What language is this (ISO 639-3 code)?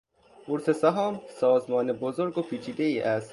fas